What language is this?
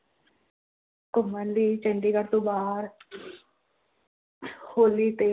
Punjabi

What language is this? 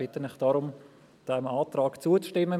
Swiss German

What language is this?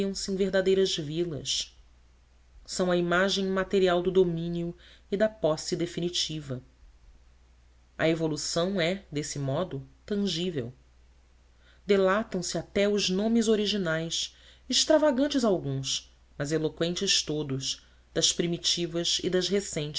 Portuguese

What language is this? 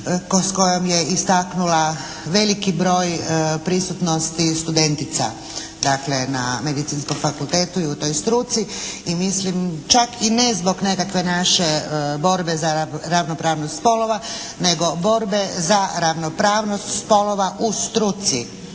Croatian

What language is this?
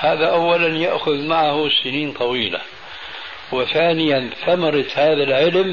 Arabic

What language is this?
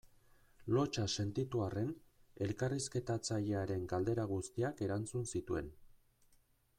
Basque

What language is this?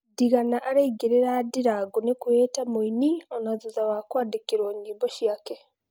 Kikuyu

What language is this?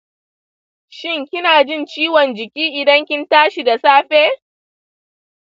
Hausa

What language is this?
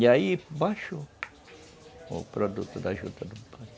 Portuguese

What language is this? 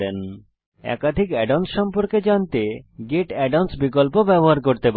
Bangla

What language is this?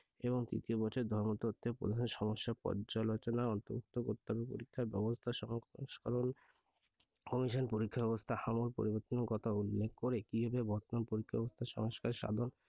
Bangla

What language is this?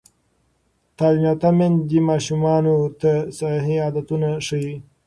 Pashto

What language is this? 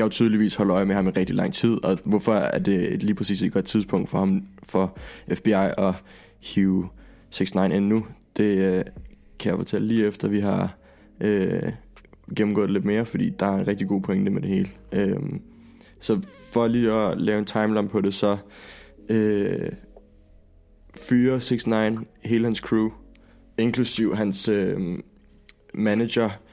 Danish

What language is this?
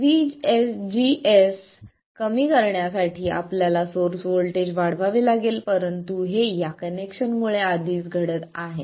Marathi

